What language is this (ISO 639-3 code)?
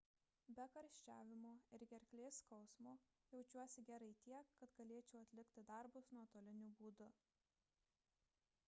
lit